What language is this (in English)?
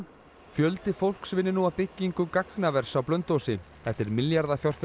Icelandic